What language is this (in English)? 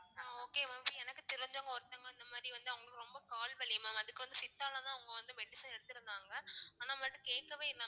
Tamil